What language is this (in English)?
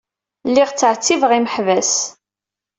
Kabyle